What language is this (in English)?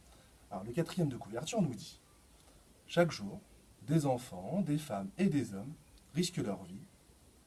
French